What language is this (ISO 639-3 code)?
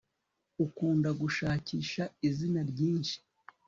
kin